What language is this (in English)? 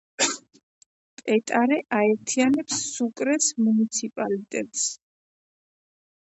Georgian